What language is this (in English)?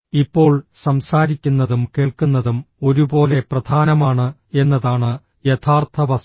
Malayalam